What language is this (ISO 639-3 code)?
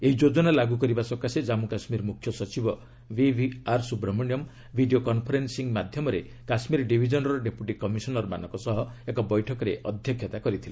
ori